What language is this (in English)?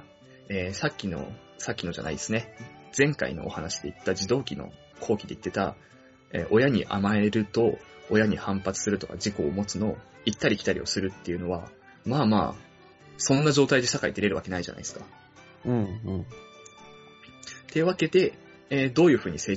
Japanese